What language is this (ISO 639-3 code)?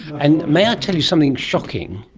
eng